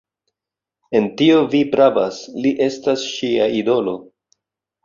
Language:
Esperanto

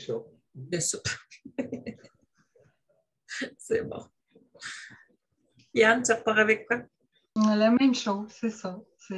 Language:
French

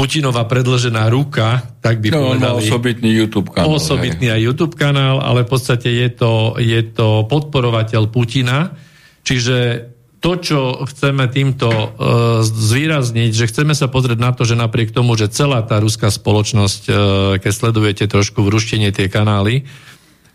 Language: Slovak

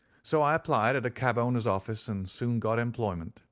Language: English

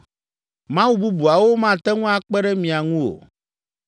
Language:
Ewe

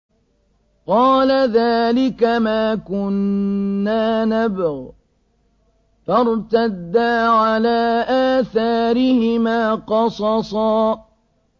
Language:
Arabic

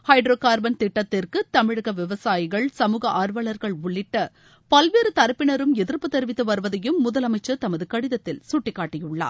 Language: Tamil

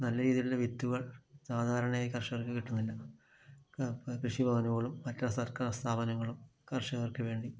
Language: Malayalam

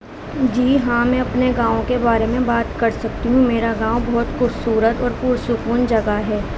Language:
Urdu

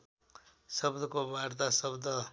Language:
Nepali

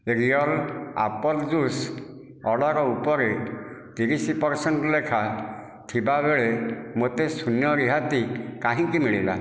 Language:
Odia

